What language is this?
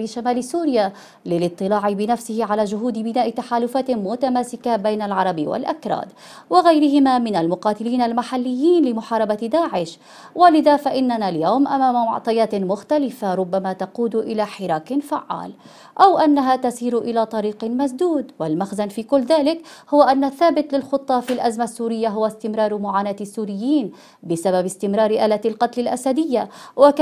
Arabic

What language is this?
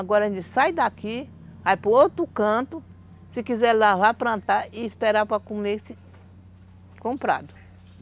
Portuguese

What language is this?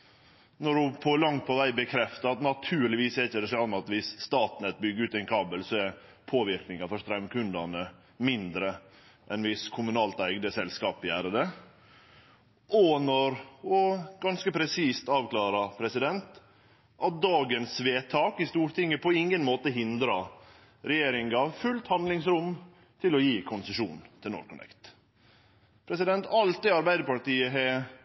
Norwegian Nynorsk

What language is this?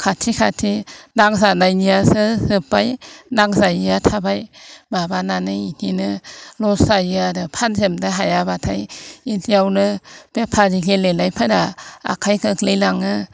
Bodo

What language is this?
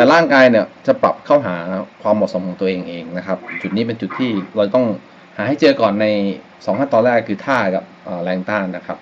Thai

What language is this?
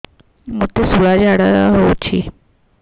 Odia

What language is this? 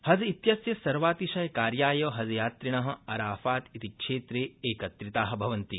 Sanskrit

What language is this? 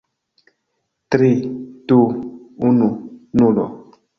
Esperanto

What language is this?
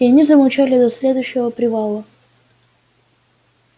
Russian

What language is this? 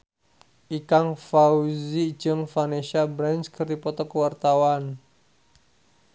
Sundanese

